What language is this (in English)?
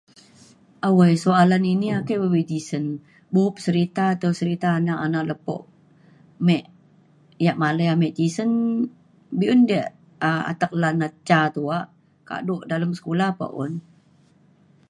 Mainstream Kenyah